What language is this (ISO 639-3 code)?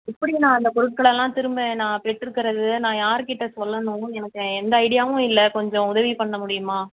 tam